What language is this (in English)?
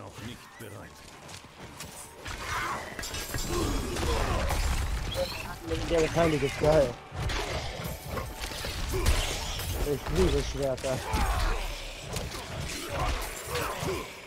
German